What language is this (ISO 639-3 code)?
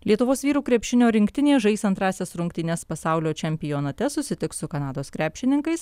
lit